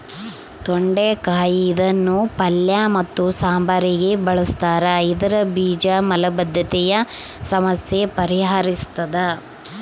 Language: Kannada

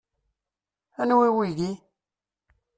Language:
Kabyle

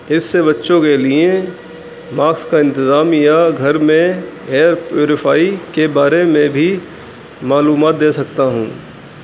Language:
Urdu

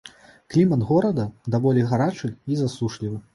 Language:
Belarusian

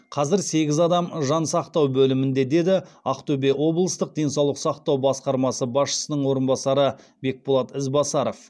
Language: Kazakh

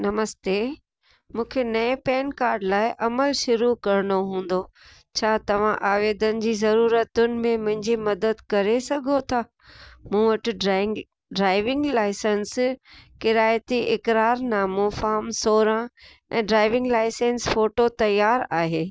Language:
Sindhi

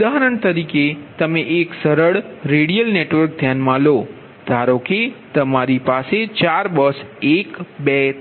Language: Gujarati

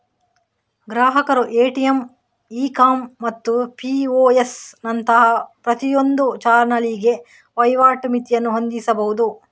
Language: Kannada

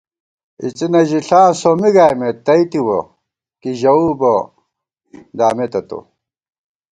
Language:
Gawar-Bati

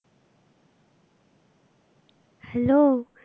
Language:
Bangla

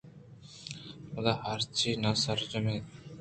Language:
Eastern Balochi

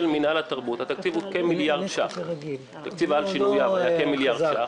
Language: Hebrew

